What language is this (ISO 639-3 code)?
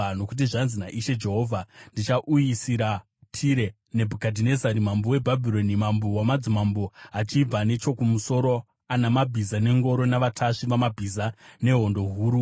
sna